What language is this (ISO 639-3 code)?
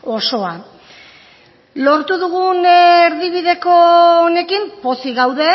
eus